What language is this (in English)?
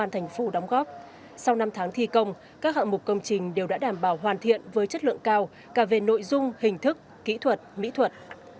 Vietnamese